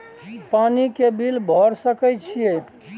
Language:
Maithili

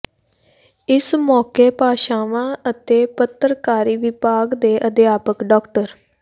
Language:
Punjabi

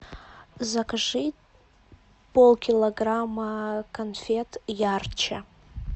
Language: Russian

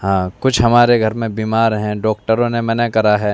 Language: Urdu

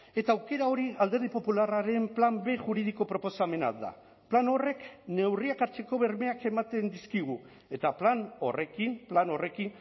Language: Basque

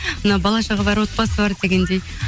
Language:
Kazakh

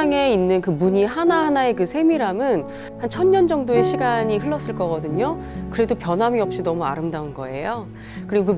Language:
Korean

